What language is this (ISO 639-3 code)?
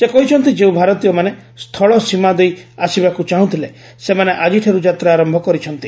ori